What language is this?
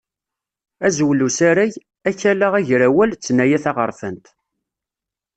Kabyle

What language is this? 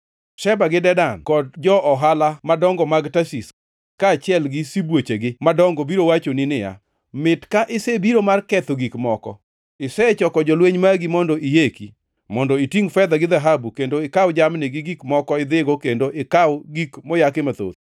Luo (Kenya and Tanzania)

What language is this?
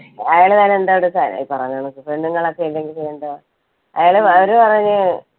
Malayalam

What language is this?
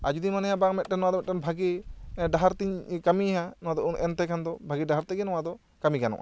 Santali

